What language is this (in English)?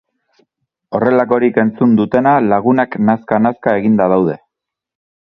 Basque